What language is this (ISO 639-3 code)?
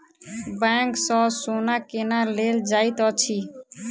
mai